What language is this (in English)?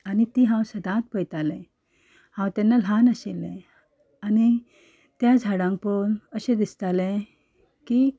Konkani